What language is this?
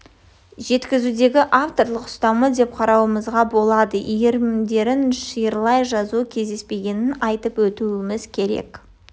Kazakh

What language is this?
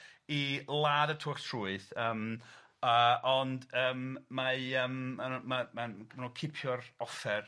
Welsh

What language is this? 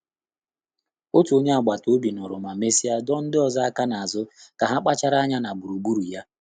Igbo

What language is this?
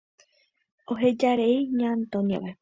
Guarani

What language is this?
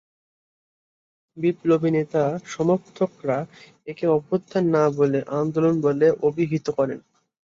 Bangla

